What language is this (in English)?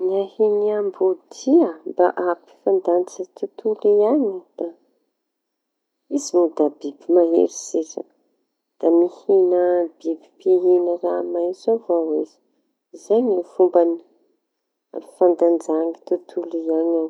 Tanosy Malagasy